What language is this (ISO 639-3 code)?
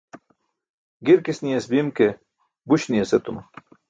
bsk